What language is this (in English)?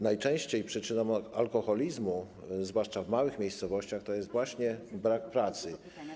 Polish